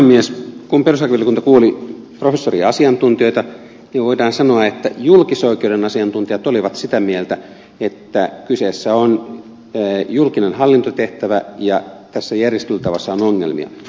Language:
Finnish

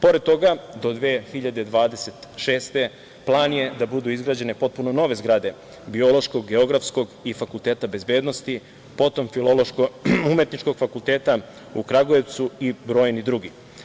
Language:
Serbian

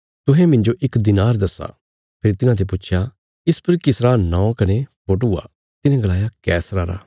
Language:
Bilaspuri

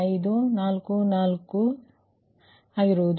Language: Kannada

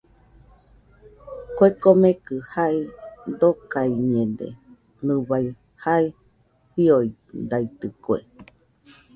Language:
Nüpode Huitoto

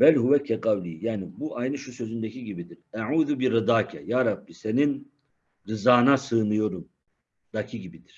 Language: Turkish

